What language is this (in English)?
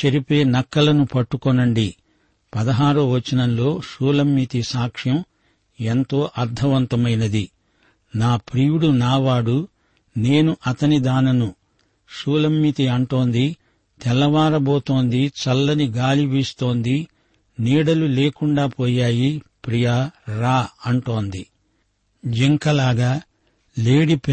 Telugu